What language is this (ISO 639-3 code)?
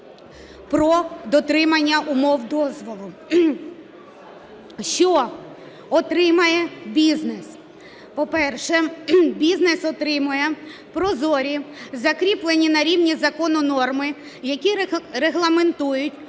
ukr